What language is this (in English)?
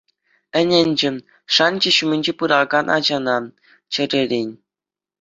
Chuvash